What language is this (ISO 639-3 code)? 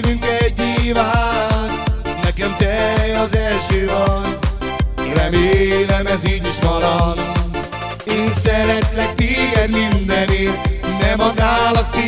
ara